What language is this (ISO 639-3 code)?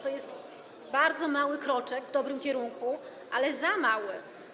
pol